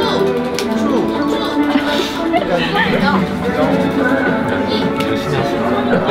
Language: Korean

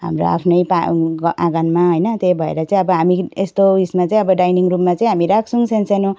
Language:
Nepali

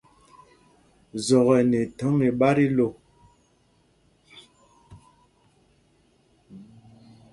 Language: Mpumpong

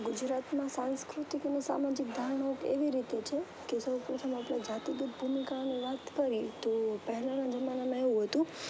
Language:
Gujarati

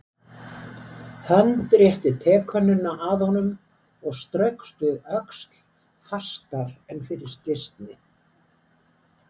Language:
Icelandic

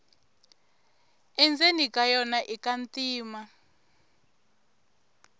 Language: Tsonga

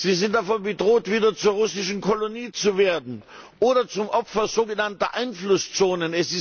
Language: German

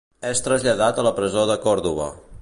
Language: Catalan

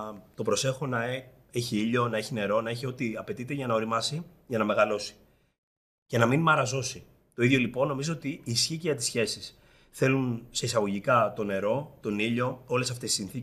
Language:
Greek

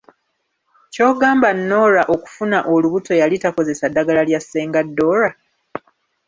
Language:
Ganda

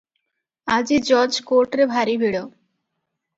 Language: Odia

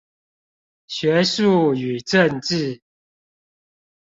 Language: Chinese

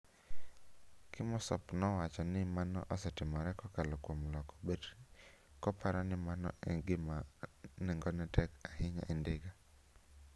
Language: Luo (Kenya and Tanzania)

